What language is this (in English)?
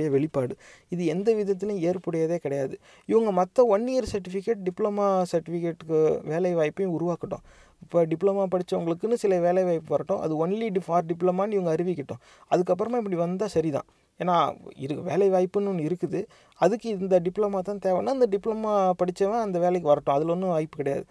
Tamil